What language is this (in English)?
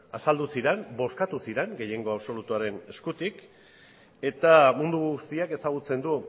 Basque